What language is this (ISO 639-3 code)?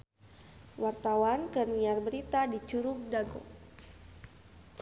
sun